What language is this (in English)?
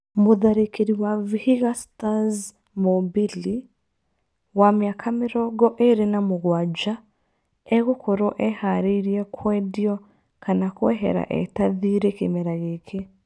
Kikuyu